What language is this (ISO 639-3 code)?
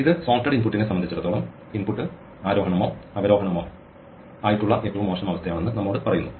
mal